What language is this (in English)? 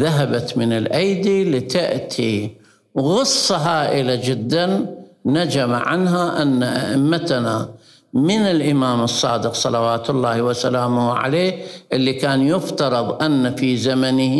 Arabic